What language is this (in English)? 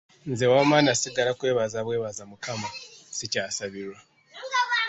Ganda